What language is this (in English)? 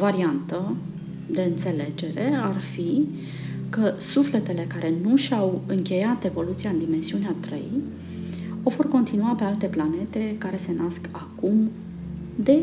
Romanian